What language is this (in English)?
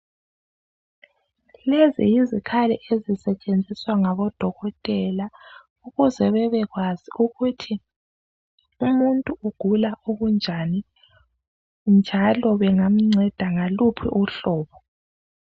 North Ndebele